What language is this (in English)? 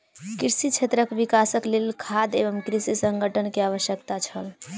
Maithili